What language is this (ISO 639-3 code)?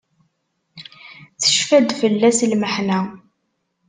kab